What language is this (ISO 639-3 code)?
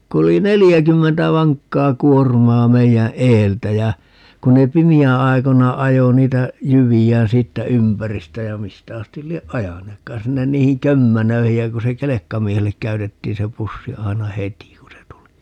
fin